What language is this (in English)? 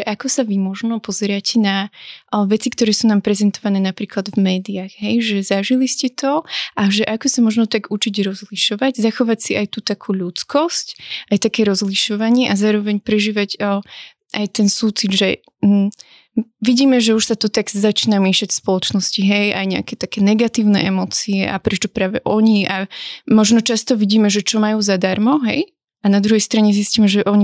Slovak